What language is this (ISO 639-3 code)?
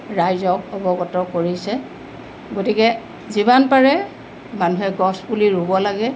asm